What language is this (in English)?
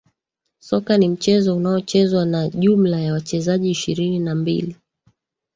Swahili